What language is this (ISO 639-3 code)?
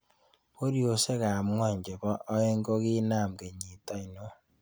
kln